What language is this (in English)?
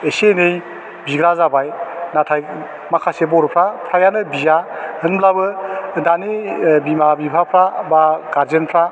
Bodo